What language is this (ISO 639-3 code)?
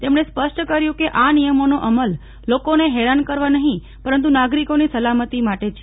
guj